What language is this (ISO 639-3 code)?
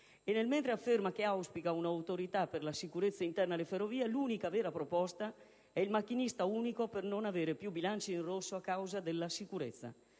ita